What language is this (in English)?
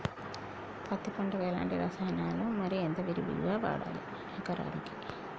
Telugu